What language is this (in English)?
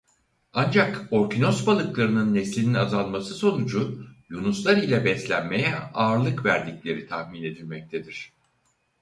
Turkish